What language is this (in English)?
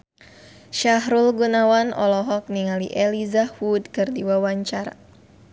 Sundanese